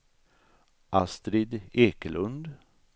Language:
Swedish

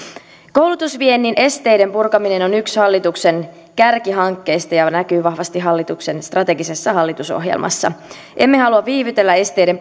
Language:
Finnish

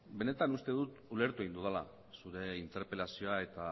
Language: Basque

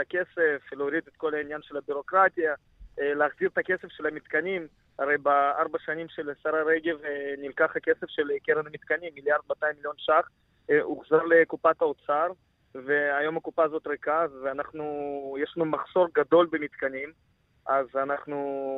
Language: Hebrew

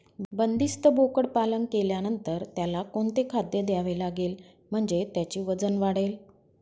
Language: Marathi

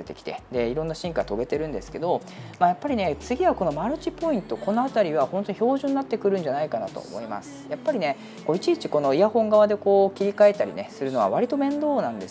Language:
Japanese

